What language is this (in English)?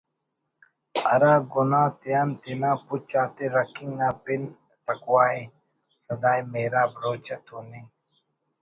Brahui